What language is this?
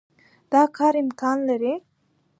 Pashto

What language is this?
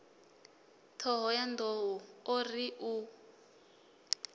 Venda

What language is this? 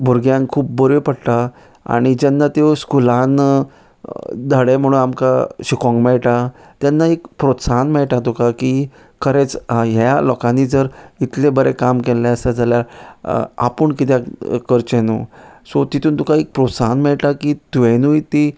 Konkani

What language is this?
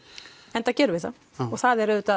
Icelandic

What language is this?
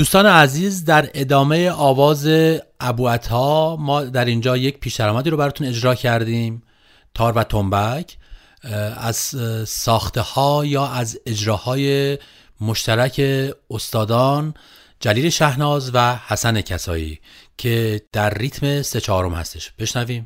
Persian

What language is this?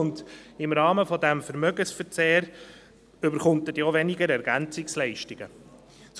Swiss German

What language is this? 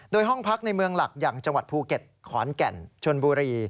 Thai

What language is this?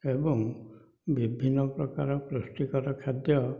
Odia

